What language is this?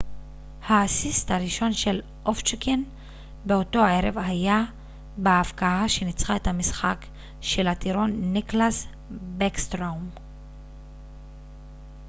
Hebrew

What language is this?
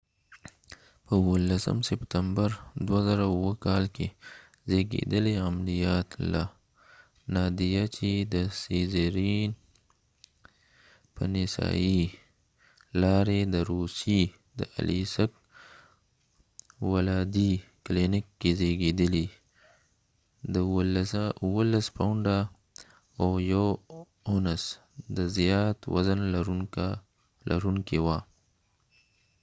Pashto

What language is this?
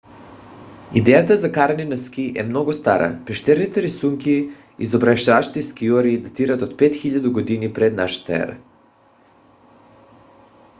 Bulgarian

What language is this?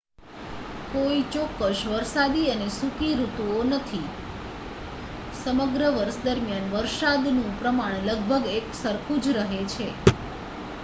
Gujarati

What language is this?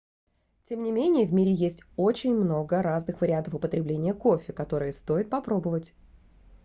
Russian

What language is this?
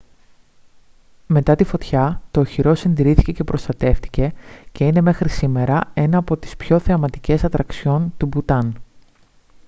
Greek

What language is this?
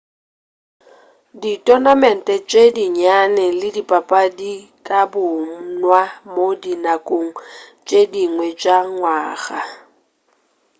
Northern Sotho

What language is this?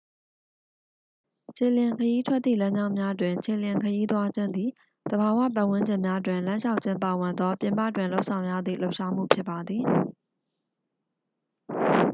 Burmese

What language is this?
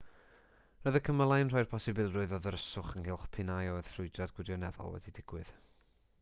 Welsh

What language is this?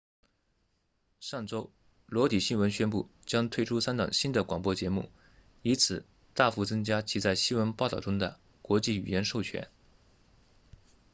Chinese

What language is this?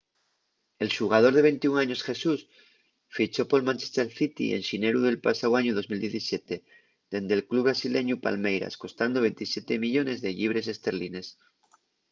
Asturian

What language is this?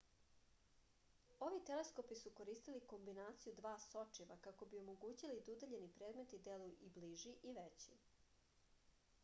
Serbian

